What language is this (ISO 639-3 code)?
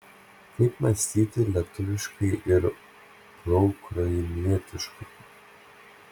lit